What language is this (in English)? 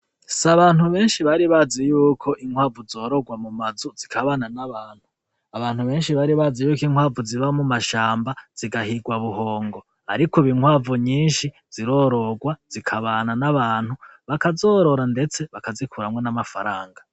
Rundi